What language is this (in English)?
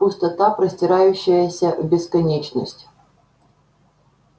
Russian